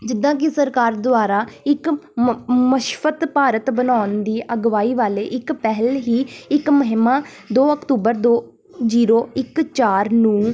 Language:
Punjabi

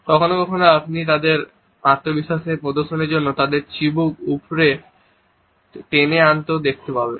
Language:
Bangla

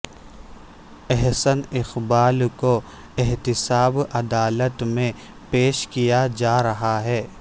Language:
Urdu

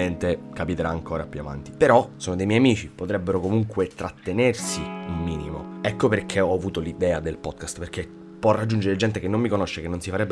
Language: Italian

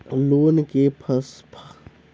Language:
Chhattisgarhi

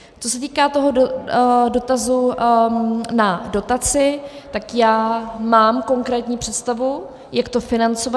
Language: Czech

